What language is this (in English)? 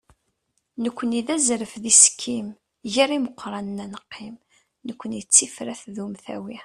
Kabyle